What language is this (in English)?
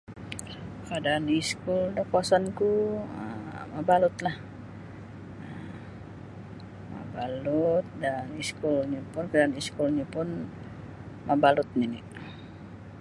Sabah Bisaya